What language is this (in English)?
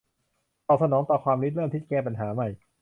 Thai